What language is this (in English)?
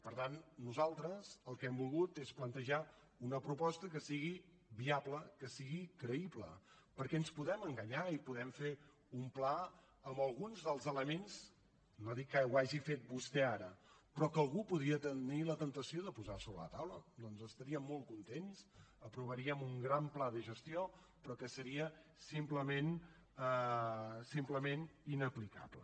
Catalan